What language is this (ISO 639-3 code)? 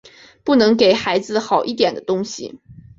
zho